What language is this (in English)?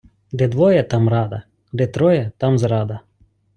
Ukrainian